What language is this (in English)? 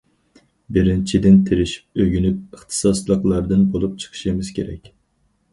Uyghur